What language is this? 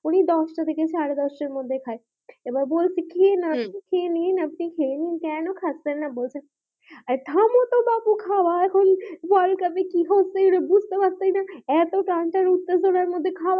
Bangla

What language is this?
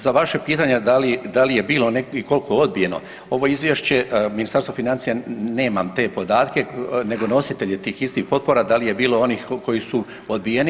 Croatian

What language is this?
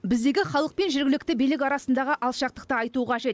Kazakh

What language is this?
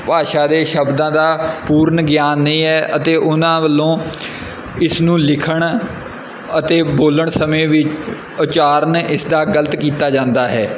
Punjabi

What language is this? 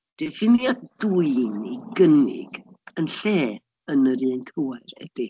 Welsh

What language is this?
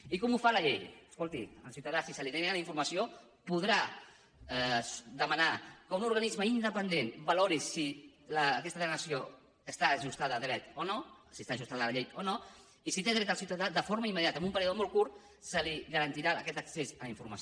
Catalan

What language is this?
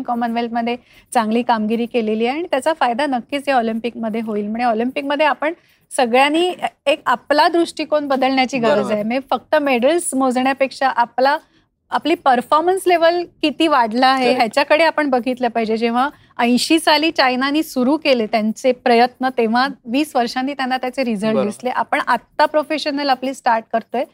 Marathi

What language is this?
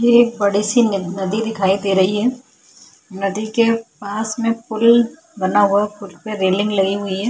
Hindi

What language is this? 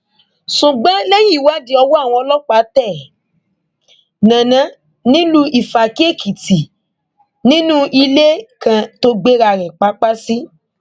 Yoruba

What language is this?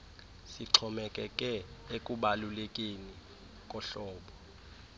Xhosa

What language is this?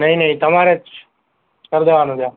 Gujarati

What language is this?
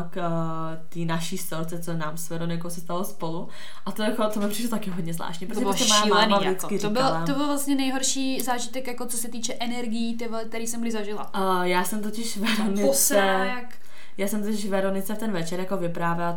Czech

